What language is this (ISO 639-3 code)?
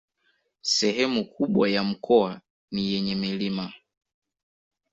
swa